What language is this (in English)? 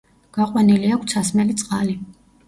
Georgian